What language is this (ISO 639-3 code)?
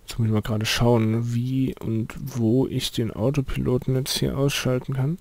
deu